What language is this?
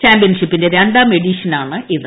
Malayalam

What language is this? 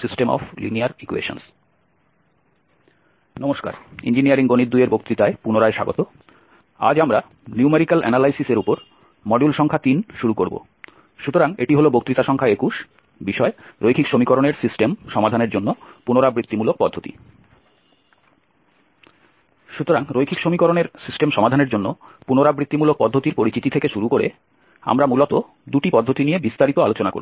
Bangla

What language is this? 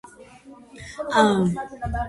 Georgian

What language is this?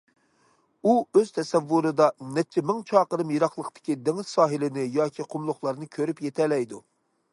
Uyghur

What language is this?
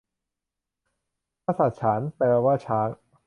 Thai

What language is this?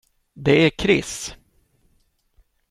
Swedish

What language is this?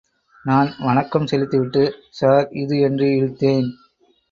Tamil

